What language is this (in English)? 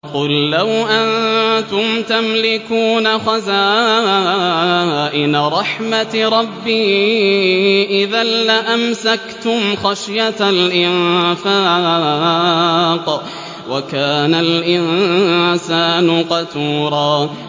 Arabic